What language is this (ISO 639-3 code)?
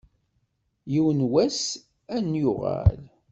kab